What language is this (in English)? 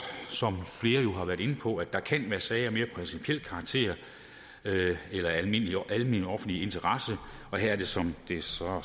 Danish